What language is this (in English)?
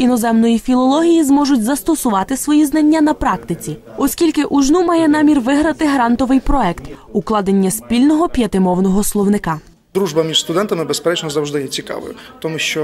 Ukrainian